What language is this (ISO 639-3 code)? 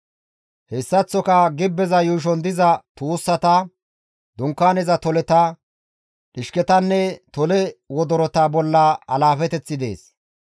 gmv